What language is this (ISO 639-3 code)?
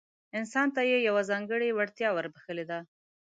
pus